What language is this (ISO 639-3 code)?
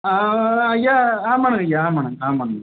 tam